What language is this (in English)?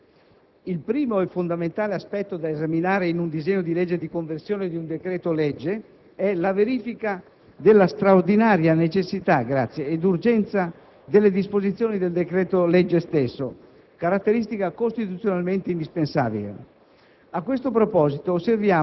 Italian